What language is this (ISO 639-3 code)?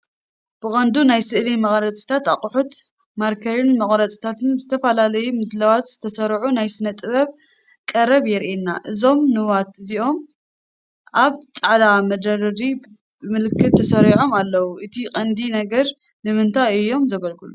tir